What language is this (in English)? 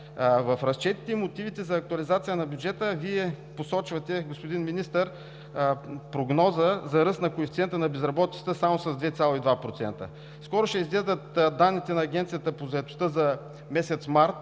Bulgarian